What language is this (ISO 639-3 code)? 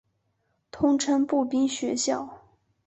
zho